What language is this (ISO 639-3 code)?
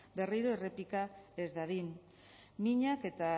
eus